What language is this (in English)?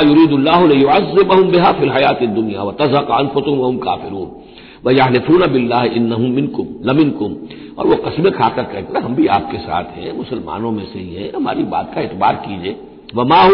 Hindi